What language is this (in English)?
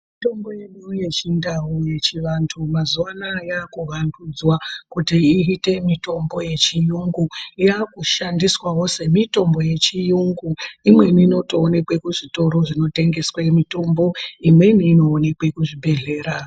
Ndau